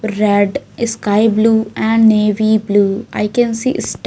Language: English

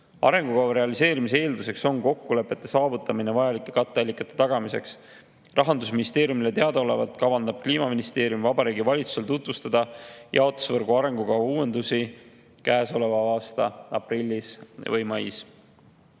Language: Estonian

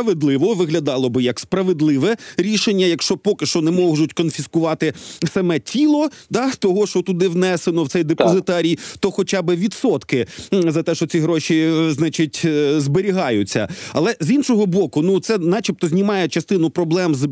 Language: Ukrainian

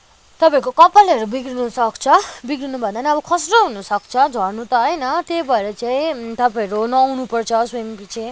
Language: Nepali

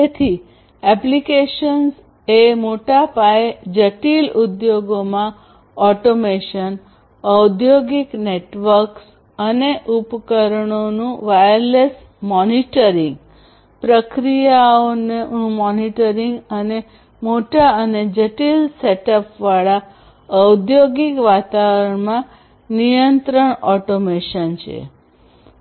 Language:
Gujarati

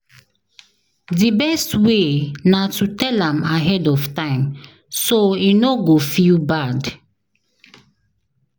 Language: Nigerian Pidgin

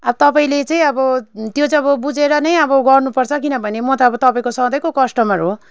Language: Nepali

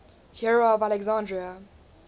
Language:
English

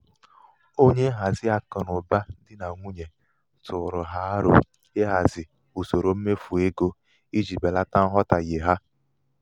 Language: Igbo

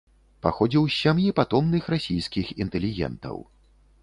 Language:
Belarusian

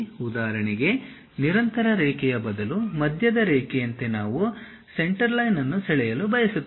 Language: Kannada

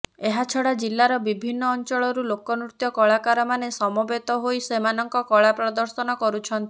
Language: Odia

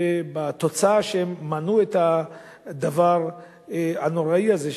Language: Hebrew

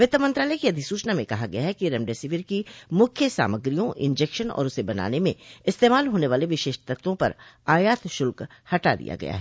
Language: Hindi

